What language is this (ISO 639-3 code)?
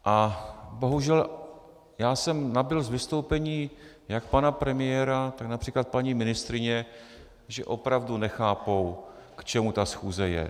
ces